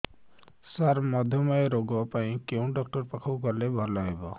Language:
Odia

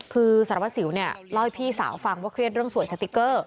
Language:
Thai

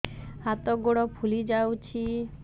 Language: Odia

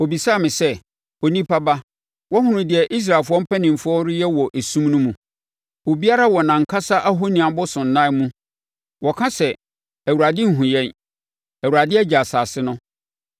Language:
Akan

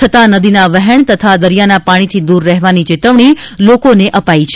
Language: Gujarati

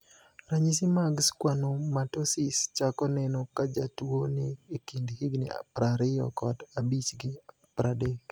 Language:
Luo (Kenya and Tanzania)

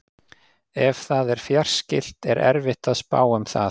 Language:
Icelandic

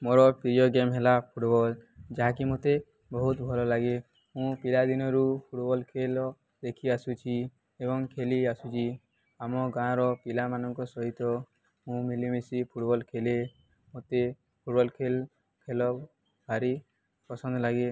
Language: Odia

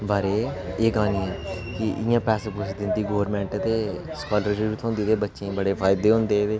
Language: Dogri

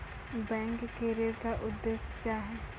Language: Maithili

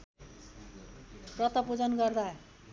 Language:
Nepali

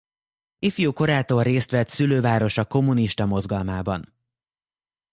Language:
Hungarian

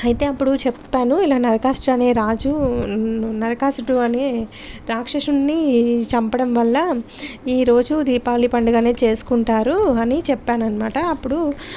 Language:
Telugu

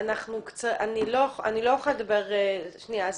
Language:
Hebrew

